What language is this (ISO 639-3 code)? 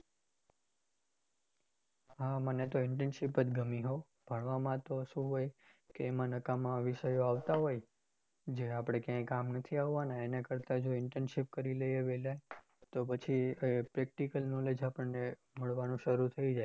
guj